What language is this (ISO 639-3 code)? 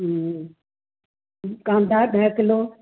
snd